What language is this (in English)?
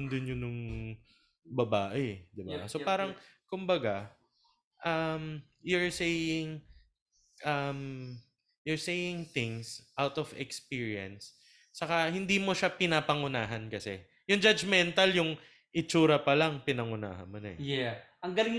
Filipino